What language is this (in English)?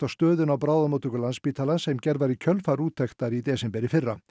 Icelandic